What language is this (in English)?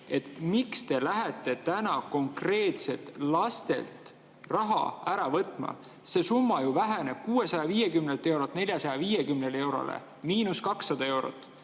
Estonian